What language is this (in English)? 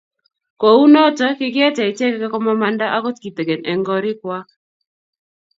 Kalenjin